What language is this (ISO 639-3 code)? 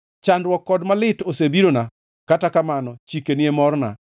luo